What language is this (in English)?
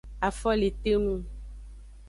Aja (Benin)